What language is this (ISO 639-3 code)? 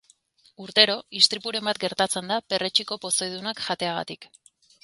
eus